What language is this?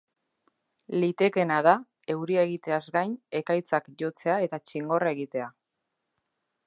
Basque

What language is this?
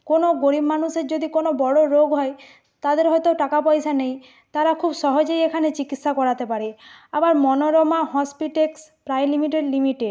Bangla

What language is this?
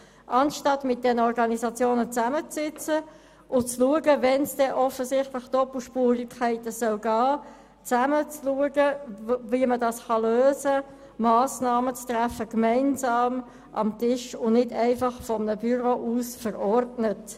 Swiss German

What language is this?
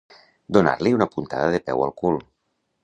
Catalan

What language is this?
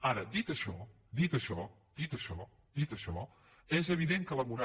Catalan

